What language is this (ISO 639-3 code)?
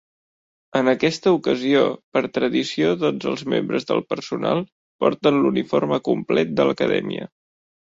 cat